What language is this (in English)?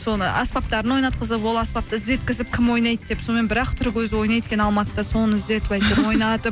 Kazakh